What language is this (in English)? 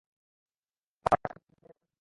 Bangla